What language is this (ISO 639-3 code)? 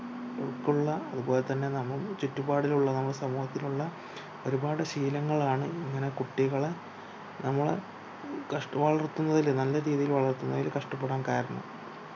mal